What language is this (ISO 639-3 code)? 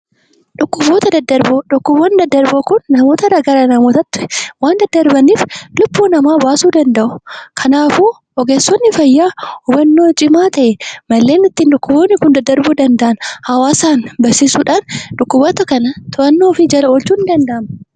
orm